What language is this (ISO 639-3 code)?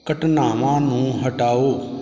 pan